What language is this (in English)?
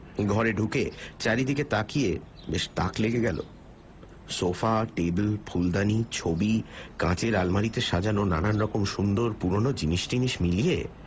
Bangla